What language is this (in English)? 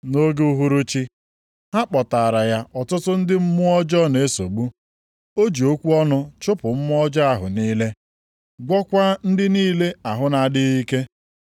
Igbo